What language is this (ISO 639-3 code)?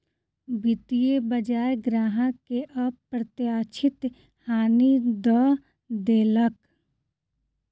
mai